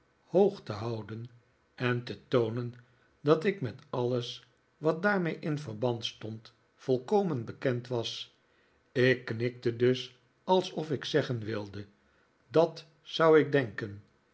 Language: Dutch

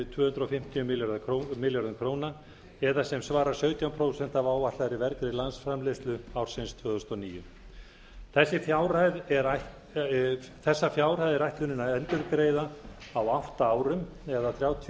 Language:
Icelandic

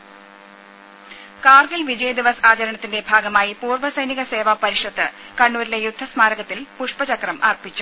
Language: Malayalam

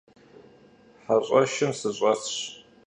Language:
Kabardian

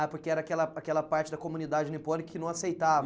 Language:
Portuguese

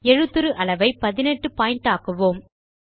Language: Tamil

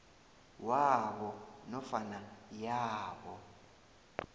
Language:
South Ndebele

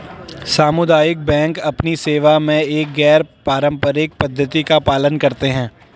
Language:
Hindi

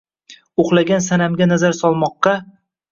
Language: Uzbek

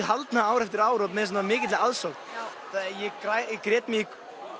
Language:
Icelandic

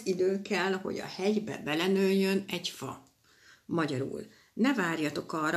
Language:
Hungarian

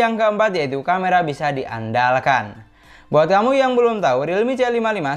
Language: Indonesian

